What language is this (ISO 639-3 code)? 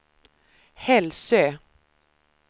swe